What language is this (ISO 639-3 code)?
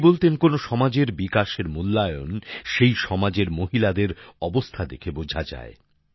ben